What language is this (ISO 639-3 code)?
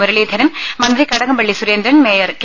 mal